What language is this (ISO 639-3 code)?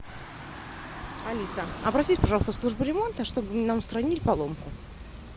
rus